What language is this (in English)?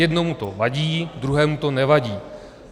Czech